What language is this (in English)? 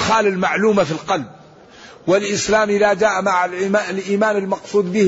Arabic